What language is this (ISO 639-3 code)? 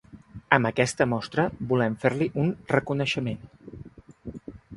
cat